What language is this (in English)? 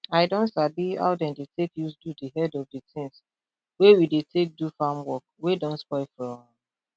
Nigerian Pidgin